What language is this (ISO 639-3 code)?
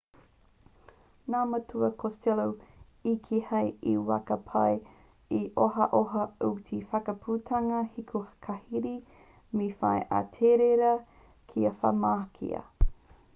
mri